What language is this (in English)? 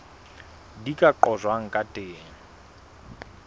Southern Sotho